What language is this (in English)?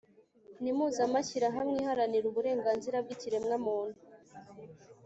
Kinyarwanda